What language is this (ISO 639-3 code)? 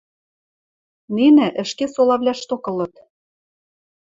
mrj